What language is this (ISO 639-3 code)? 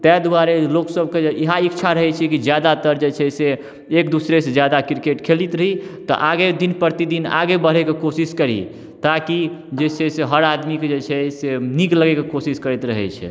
mai